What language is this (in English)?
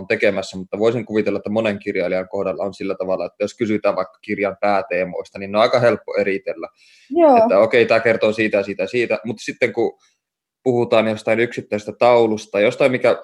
Finnish